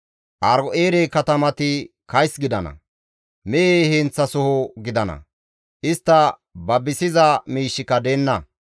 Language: Gamo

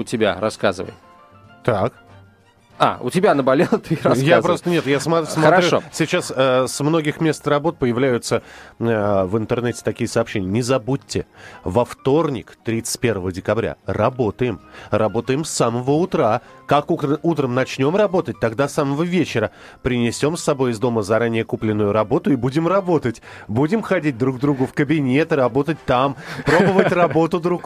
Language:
Russian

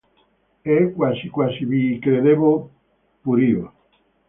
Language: Italian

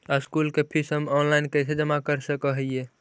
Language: Magahi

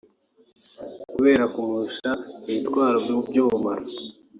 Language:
Kinyarwanda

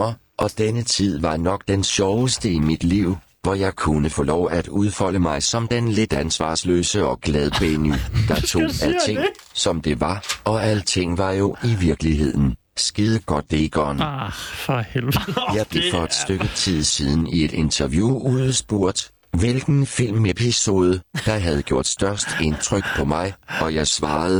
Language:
Danish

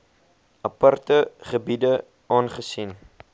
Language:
Afrikaans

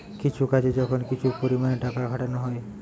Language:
Bangla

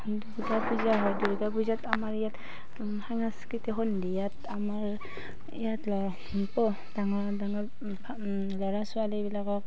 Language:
Assamese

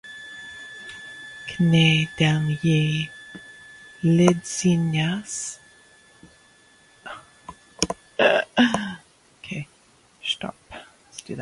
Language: Latvian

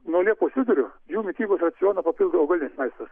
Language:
Lithuanian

